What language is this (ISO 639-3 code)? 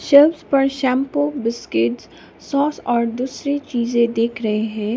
hin